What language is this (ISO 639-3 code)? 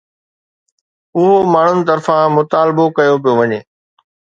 snd